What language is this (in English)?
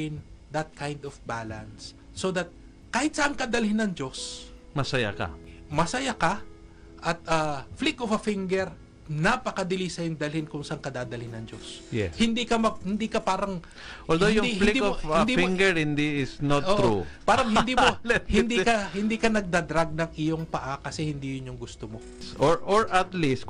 Filipino